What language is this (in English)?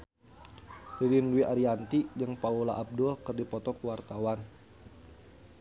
Sundanese